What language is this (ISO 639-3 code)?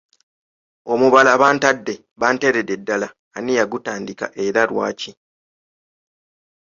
lug